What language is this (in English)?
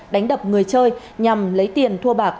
Vietnamese